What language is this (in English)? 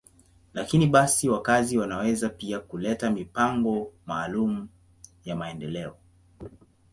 Swahili